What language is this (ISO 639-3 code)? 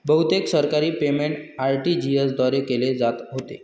mar